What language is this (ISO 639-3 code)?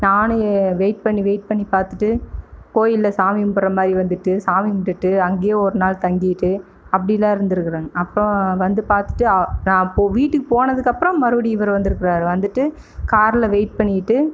tam